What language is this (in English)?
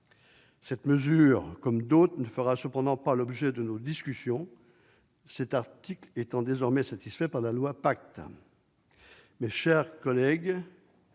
French